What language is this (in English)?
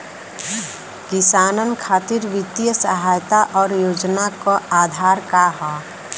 Bhojpuri